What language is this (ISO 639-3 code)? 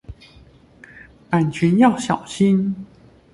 zho